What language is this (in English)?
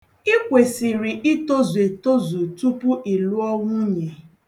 Igbo